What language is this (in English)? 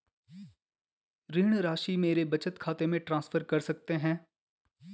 Hindi